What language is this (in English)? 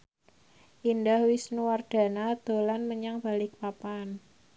Javanese